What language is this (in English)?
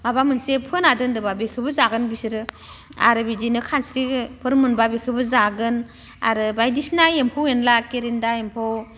Bodo